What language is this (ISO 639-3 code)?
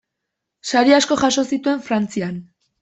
eus